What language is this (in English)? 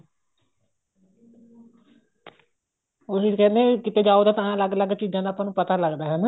Punjabi